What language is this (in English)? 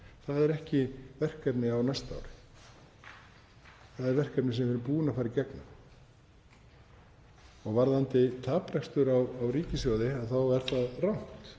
Icelandic